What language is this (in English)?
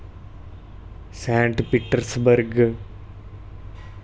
Dogri